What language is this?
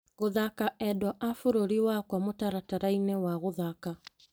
Kikuyu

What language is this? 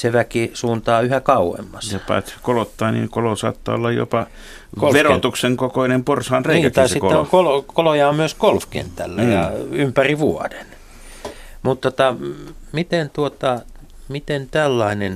Finnish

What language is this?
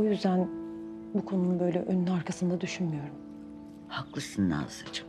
Turkish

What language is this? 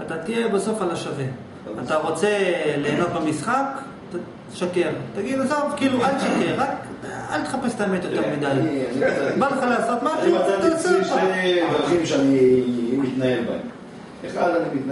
Hebrew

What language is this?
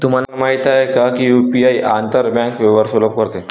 Marathi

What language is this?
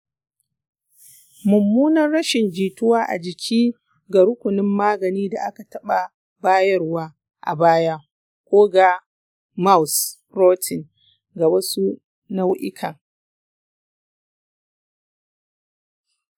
Hausa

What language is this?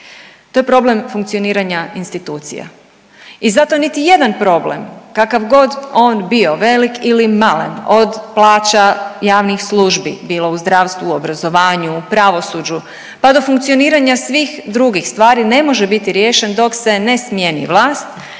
Croatian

